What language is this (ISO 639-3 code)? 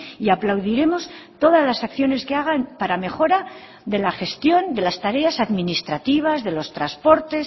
spa